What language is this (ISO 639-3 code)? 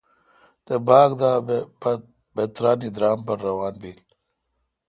xka